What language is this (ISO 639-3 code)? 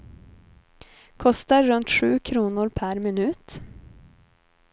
swe